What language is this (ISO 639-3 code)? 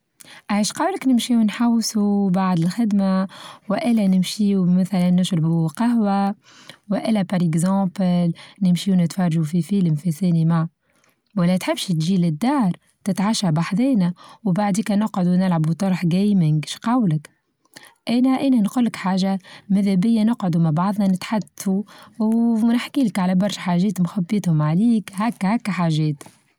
aeb